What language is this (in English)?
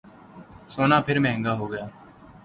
Urdu